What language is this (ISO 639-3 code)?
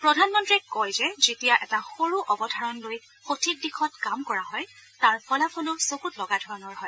asm